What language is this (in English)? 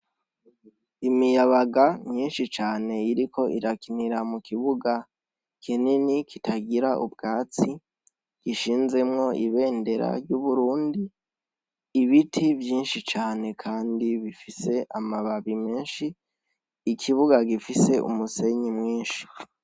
Rundi